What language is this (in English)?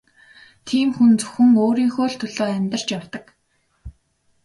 Mongolian